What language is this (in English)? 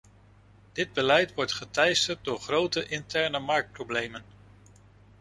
Dutch